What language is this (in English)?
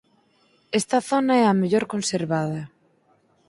Galician